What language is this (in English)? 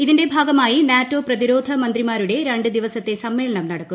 Malayalam